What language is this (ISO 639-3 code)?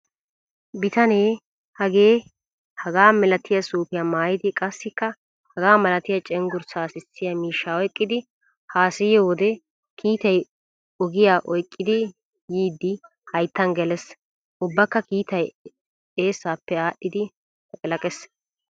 wal